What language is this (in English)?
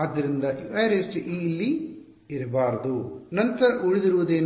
Kannada